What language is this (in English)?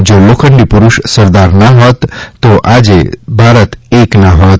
Gujarati